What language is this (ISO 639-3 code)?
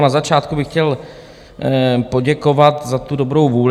ces